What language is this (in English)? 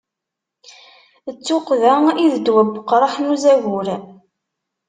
Kabyle